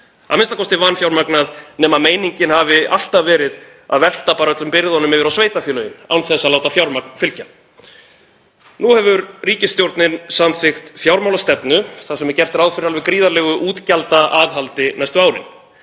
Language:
Icelandic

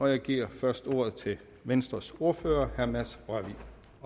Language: Danish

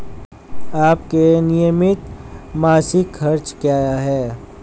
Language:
Hindi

